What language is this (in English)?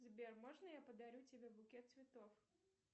Russian